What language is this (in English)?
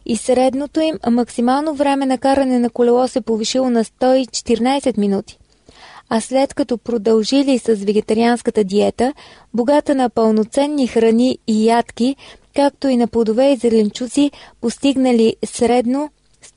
Bulgarian